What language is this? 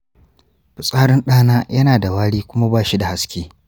Hausa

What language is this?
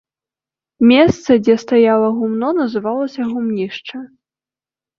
Belarusian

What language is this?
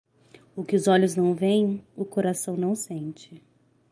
Portuguese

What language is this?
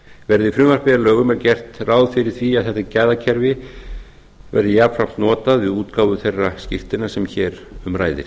Icelandic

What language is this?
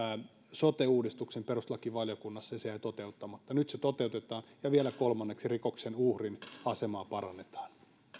Finnish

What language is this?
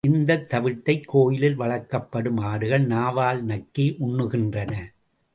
Tamil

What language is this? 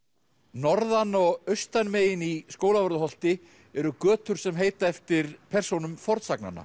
Icelandic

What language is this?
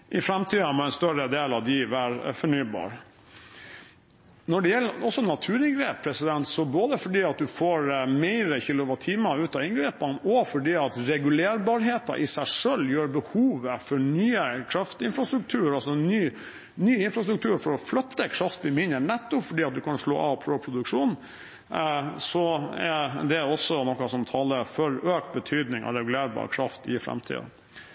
Norwegian Bokmål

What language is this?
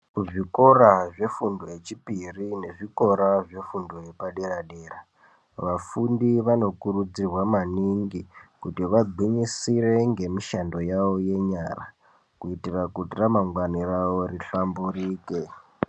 Ndau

